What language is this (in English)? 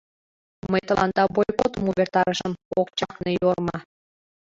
Mari